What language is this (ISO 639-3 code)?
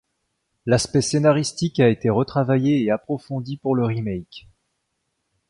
fra